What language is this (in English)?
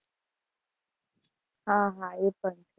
Gujarati